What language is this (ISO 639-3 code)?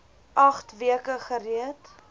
afr